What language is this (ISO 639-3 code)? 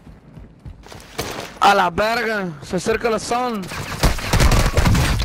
spa